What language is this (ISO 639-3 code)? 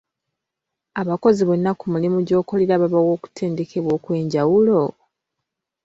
lug